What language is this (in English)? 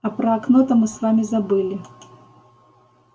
Russian